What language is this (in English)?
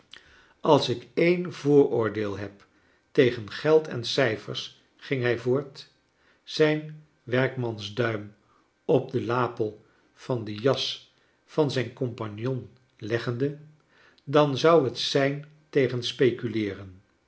Dutch